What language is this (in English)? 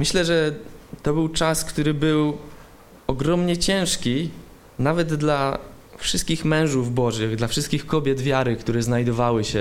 Polish